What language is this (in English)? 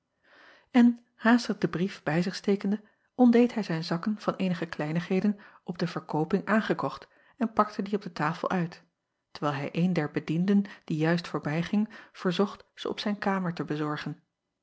Dutch